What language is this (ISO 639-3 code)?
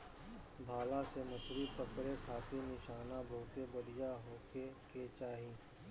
bho